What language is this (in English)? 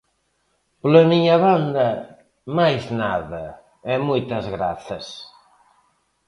Galician